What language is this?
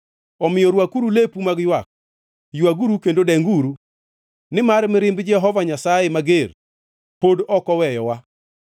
Luo (Kenya and Tanzania)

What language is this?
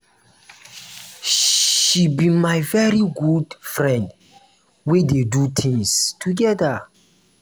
Nigerian Pidgin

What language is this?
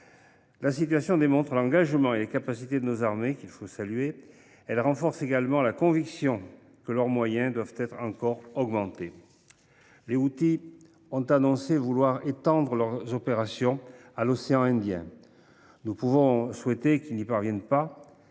French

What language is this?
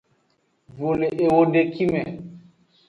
Aja (Benin)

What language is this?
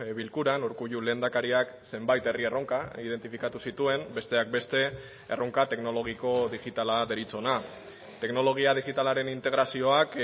Basque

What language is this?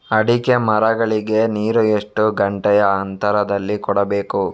Kannada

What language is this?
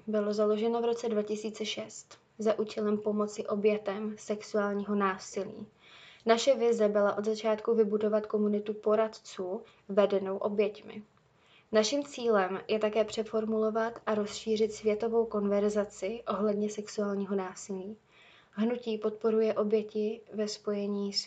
Czech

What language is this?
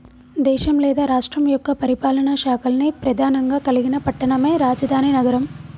Telugu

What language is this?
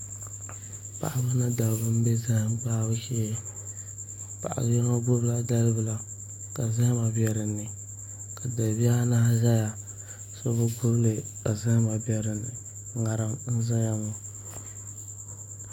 Dagbani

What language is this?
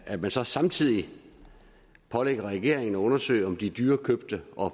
Danish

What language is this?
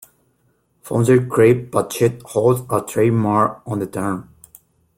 English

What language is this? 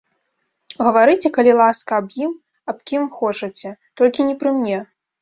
Belarusian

